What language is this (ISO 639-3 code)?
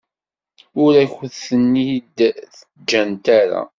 kab